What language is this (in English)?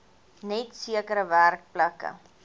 Afrikaans